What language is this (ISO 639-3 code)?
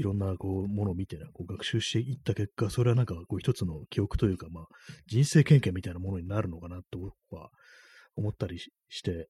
jpn